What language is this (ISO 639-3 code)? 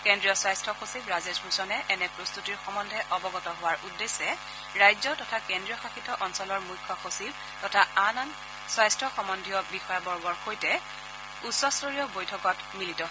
asm